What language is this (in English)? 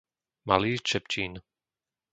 Slovak